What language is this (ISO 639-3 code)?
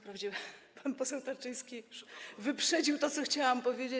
pol